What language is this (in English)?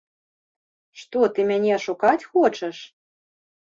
Belarusian